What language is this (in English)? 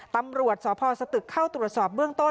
Thai